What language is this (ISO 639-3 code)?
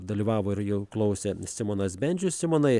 lit